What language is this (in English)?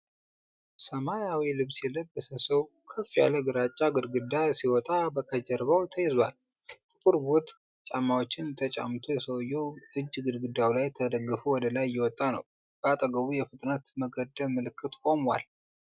Amharic